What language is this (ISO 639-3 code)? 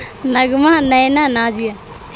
urd